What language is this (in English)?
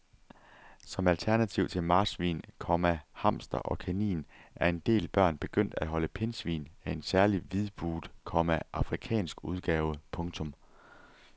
Danish